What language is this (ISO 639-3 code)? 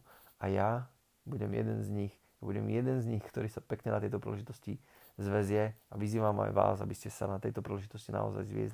slk